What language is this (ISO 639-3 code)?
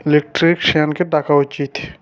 ben